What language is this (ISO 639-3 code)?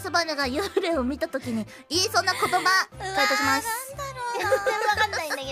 jpn